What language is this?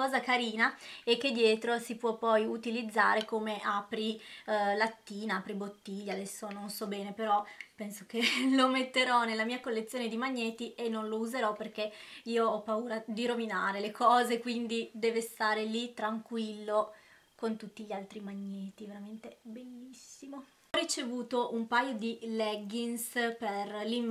Italian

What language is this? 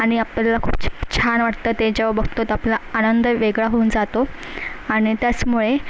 Marathi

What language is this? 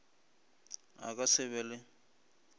Northern Sotho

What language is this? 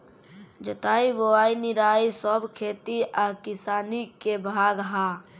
Bhojpuri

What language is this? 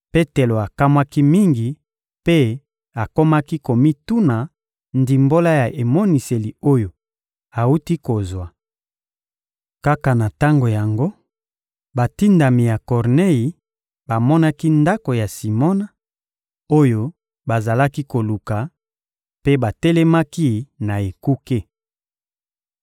Lingala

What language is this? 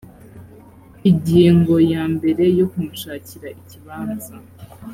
Kinyarwanda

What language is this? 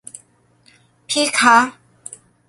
Thai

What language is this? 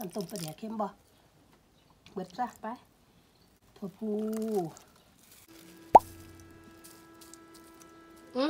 Thai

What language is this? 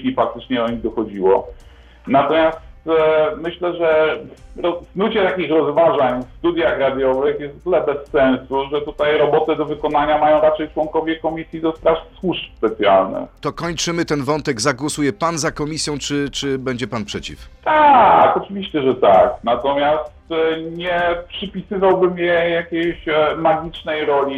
Polish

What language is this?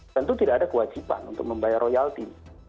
Indonesian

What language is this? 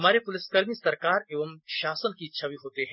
Hindi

